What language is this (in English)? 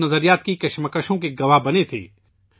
Urdu